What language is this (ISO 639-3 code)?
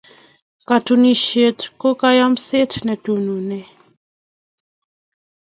kln